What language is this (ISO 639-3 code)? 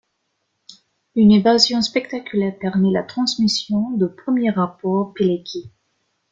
fra